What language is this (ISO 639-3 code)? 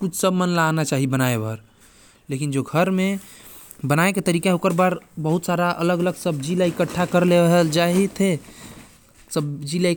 kfp